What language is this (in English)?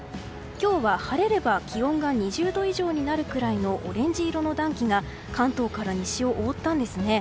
Japanese